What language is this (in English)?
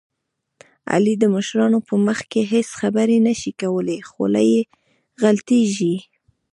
Pashto